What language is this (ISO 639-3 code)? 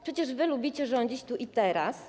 pol